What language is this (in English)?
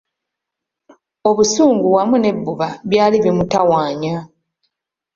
Ganda